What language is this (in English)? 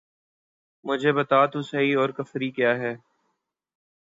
Urdu